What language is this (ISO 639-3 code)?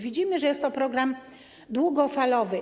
pol